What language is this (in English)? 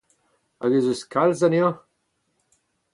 Breton